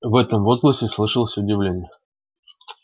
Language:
Russian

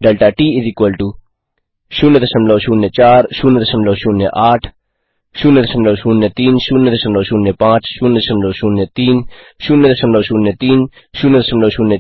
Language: Hindi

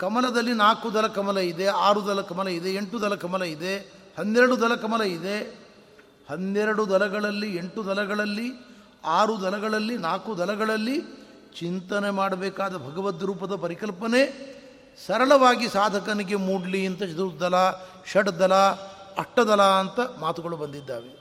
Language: Kannada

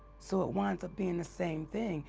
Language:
English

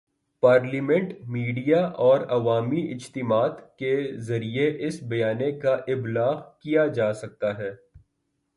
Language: Urdu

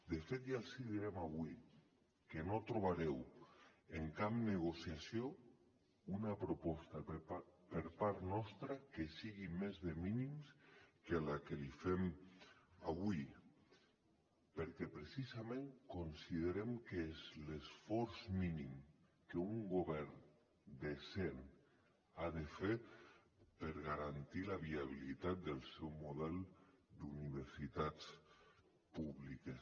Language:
Catalan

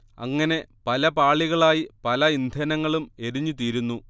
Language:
Malayalam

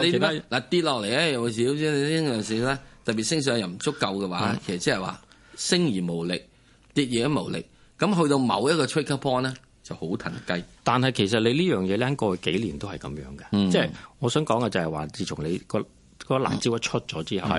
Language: Chinese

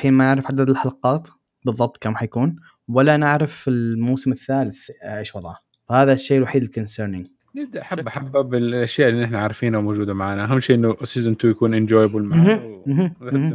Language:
Arabic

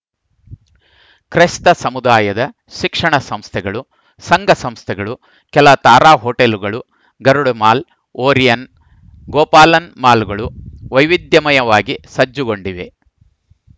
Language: Kannada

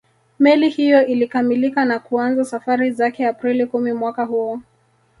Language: Swahili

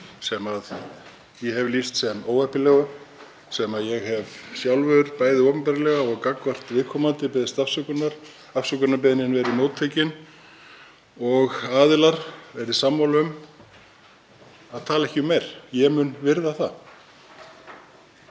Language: Icelandic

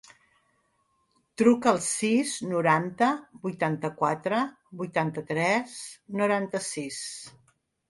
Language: Catalan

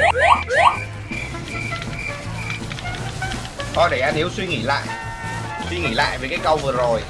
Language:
Vietnamese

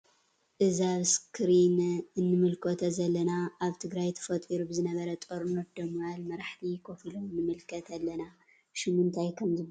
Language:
Tigrinya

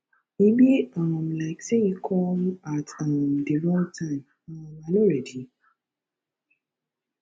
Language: Nigerian Pidgin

